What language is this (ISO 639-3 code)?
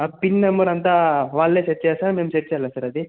tel